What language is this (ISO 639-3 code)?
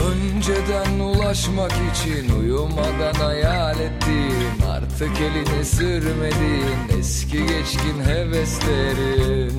tur